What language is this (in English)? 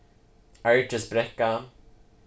Faroese